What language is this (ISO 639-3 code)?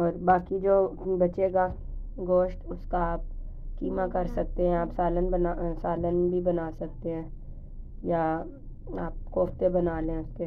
hin